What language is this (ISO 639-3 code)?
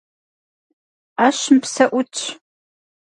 kbd